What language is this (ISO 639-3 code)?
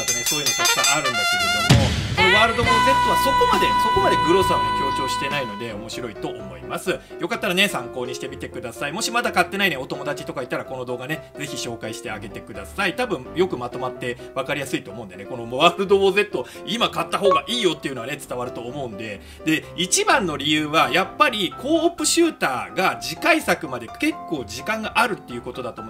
jpn